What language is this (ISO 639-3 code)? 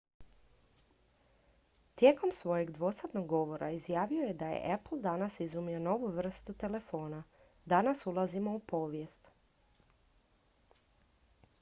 hrv